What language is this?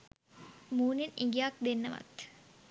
Sinhala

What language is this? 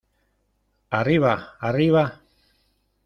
Spanish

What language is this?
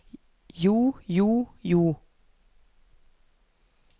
Norwegian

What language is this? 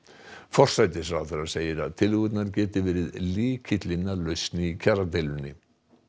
Icelandic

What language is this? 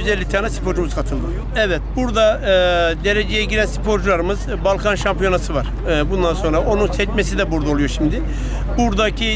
Turkish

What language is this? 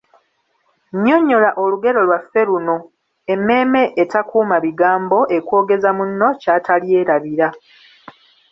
Ganda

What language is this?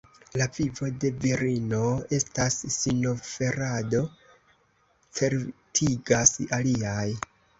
Esperanto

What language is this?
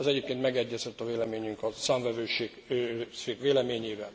Hungarian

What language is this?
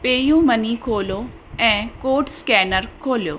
Sindhi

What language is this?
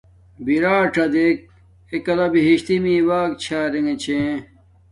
Domaaki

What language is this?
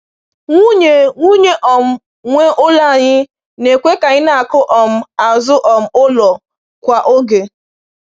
Igbo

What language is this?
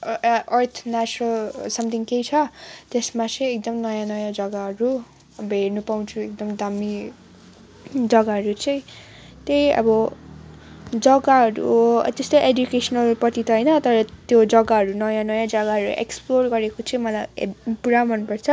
Nepali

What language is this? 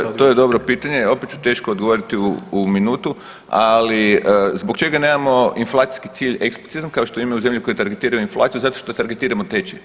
Croatian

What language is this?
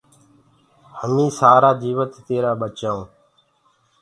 Gurgula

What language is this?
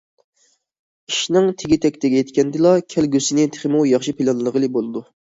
Uyghur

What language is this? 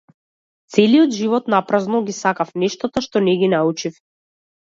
Macedonian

